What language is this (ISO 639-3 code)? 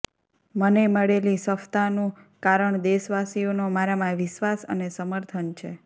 guj